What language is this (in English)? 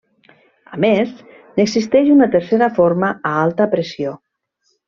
Catalan